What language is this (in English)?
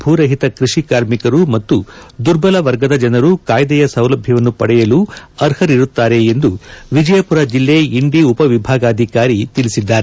Kannada